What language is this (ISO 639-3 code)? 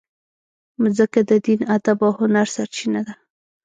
pus